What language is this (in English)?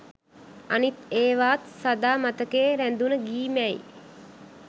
Sinhala